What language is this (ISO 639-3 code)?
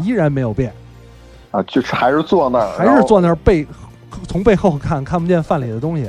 zho